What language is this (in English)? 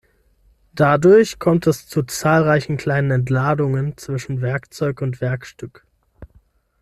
German